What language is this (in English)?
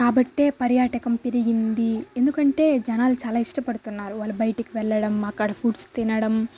Telugu